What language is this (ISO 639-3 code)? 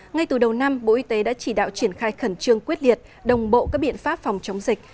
vie